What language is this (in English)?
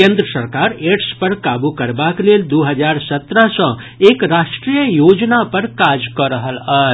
Maithili